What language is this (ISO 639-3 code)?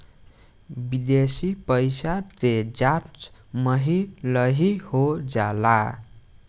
bho